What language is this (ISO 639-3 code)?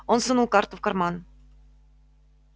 rus